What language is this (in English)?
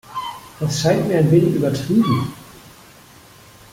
German